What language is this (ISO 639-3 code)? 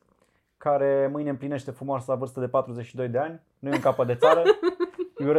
ron